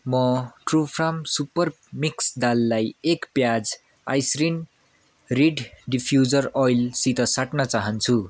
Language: Nepali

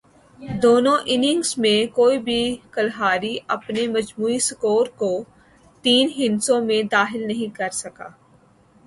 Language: Urdu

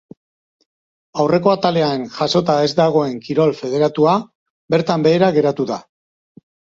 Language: Basque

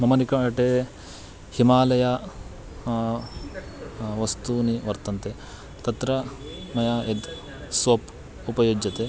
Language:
Sanskrit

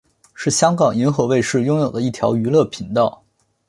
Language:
Chinese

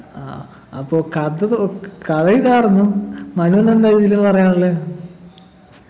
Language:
Malayalam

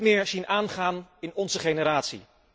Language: Dutch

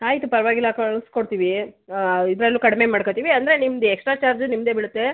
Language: Kannada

